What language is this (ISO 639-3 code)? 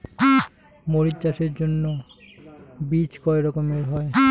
ben